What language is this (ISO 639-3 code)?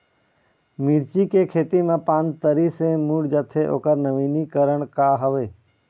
hne